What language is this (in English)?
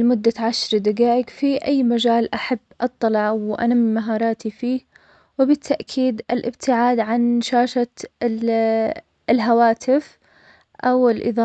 Omani Arabic